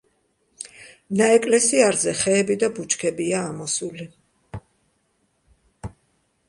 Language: Georgian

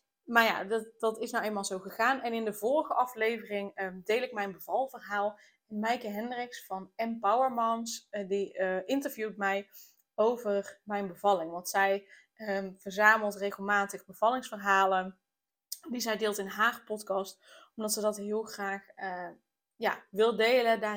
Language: Dutch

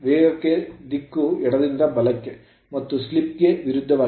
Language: Kannada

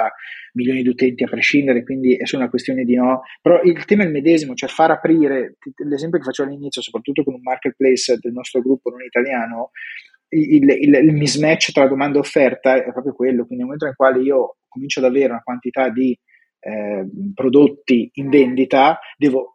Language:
Italian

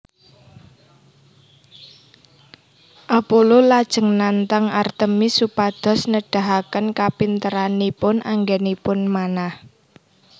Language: Javanese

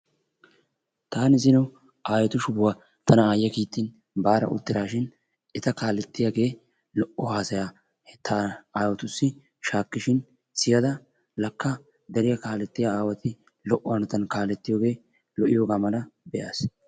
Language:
Wolaytta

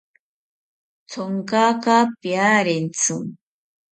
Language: South Ucayali Ashéninka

